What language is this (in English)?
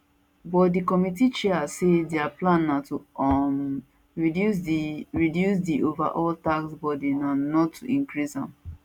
Nigerian Pidgin